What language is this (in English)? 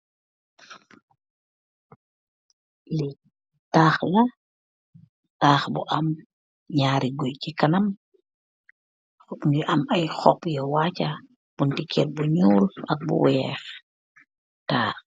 Wolof